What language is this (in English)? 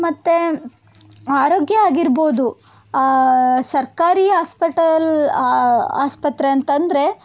Kannada